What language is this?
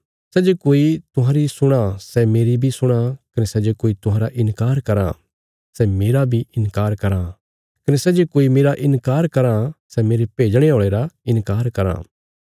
Bilaspuri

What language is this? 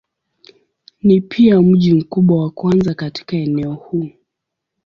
Swahili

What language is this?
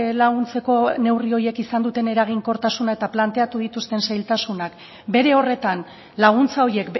Basque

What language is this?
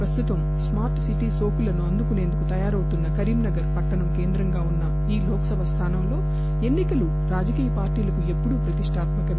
Telugu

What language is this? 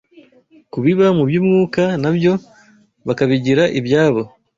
Kinyarwanda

